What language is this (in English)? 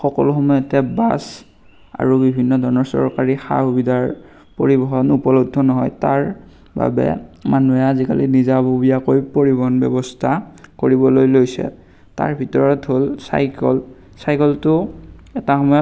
Assamese